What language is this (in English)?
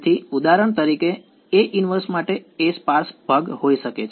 Gujarati